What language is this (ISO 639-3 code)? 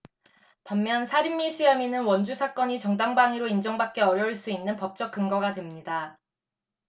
kor